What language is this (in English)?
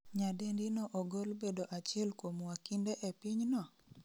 Luo (Kenya and Tanzania)